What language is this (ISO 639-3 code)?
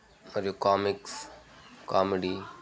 tel